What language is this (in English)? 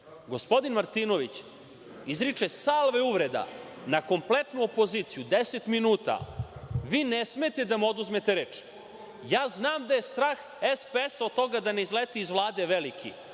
Serbian